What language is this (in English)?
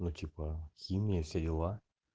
Russian